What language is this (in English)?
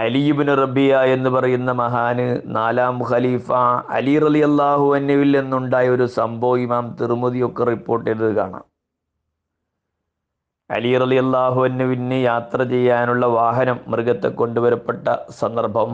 Malayalam